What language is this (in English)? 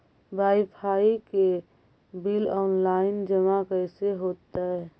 Magahi